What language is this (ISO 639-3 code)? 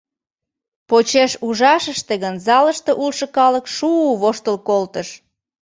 chm